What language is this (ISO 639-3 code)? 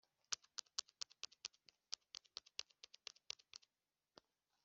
kin